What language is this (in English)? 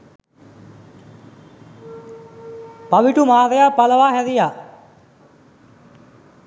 Sinhala